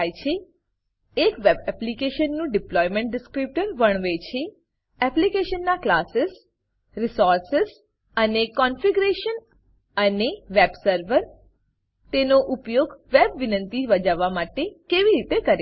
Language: Gujarati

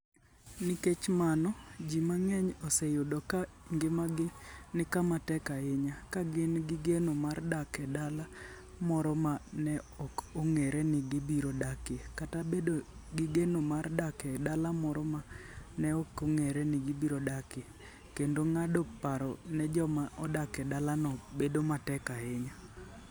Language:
Luo (Kenya and Tanzania)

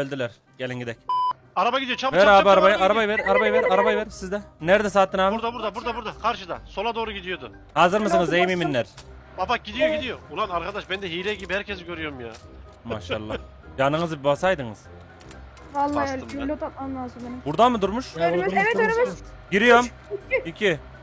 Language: Turkish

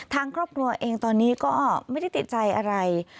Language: Thai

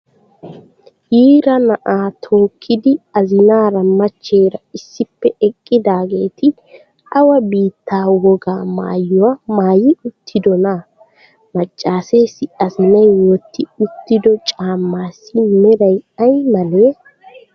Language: Wolaytta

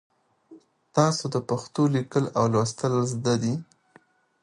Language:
Pashto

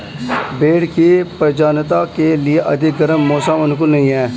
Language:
Hindi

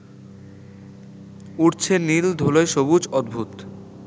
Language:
Bangla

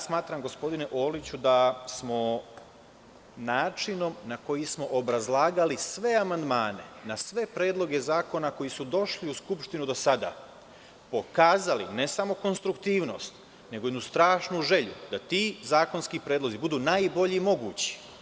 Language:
Serbian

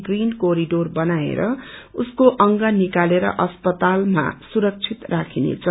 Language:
Nepali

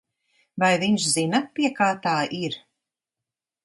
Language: Latvian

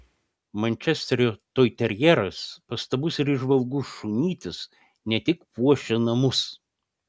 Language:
Lithuanian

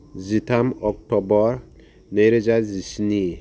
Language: Bodo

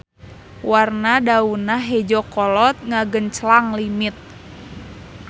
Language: Sundanese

